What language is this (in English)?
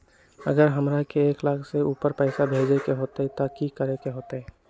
Magahi